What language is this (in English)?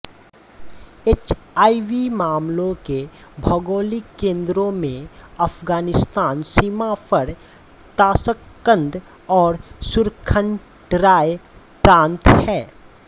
Hindi